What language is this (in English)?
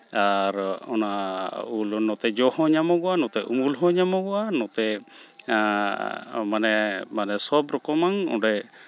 Santali